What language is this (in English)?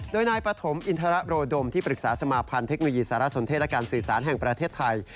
Thai